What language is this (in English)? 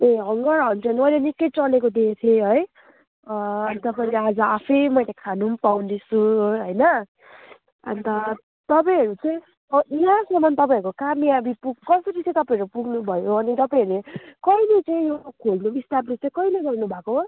Nepali